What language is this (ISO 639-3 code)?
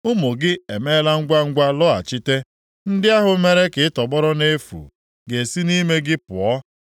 ibo